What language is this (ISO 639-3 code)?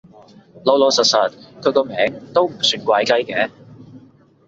yue